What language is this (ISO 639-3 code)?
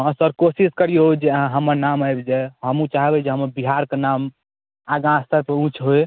mai